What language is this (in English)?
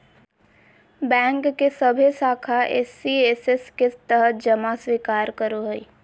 Magahi